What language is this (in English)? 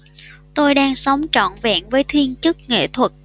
Vietnamese